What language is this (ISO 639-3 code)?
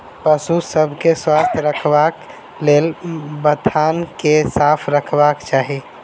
mai